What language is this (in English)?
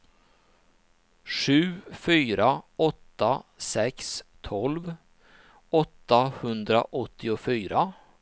Swedish